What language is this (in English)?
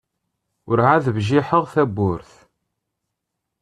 Kabyle